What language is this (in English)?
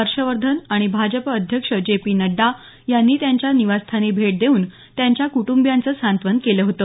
Marathi